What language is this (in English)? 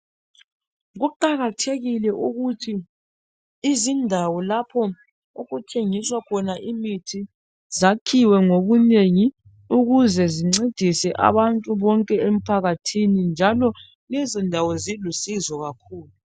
North Ndebele